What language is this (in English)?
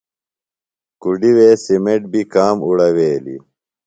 Phalura